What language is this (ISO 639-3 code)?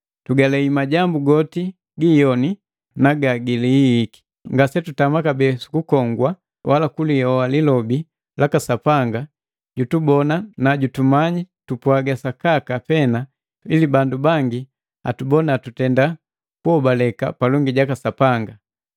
mgv